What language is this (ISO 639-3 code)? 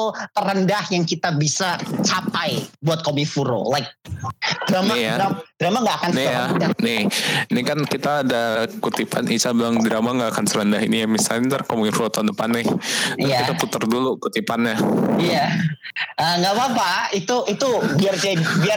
ind